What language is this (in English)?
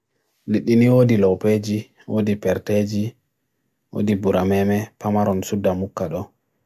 Bagirmi Fulfulde